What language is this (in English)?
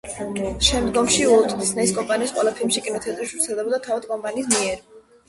Georgian